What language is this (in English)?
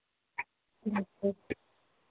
Hindi